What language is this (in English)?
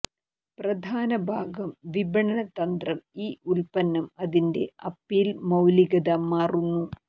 Malayalam